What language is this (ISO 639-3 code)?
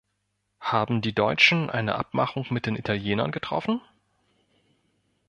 deu